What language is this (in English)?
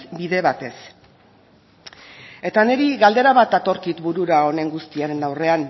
Basque